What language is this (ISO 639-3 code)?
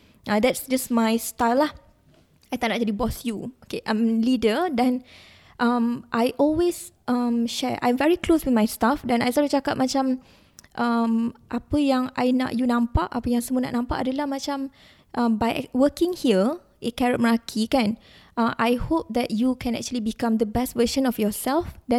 msa